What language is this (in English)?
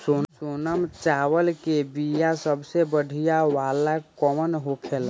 Bhojpuri